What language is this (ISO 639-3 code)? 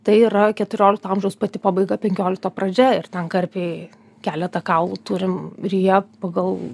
lit